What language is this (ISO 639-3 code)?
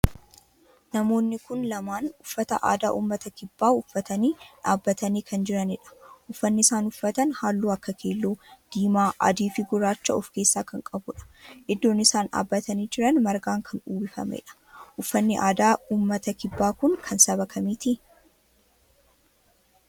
orm